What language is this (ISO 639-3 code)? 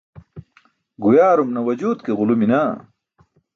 bsk